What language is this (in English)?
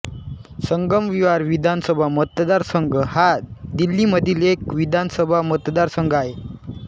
Marathi